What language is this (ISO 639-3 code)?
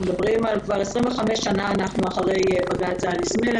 heb